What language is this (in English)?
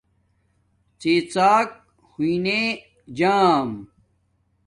Domaaki